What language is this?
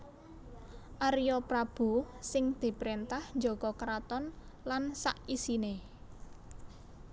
Javanese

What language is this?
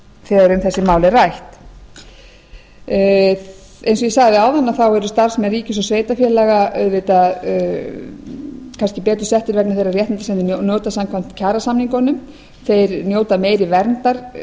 Icelandic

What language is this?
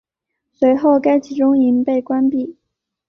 Chinese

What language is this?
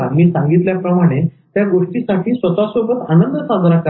Marathi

